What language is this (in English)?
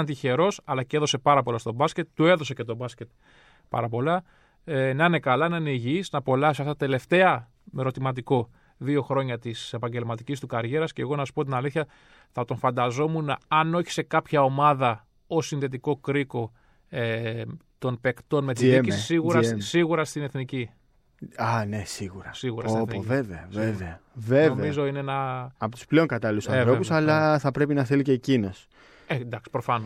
Greek